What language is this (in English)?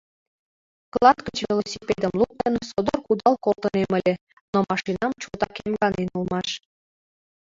Mari